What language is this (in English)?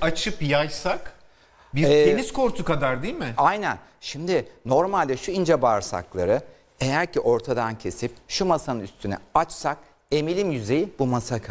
Turkish